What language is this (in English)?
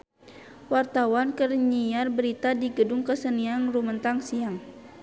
Sundanese